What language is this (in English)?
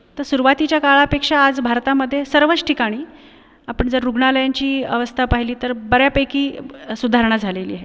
Marathi